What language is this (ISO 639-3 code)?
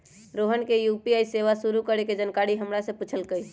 mag